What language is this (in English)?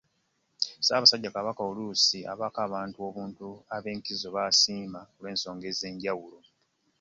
Ganda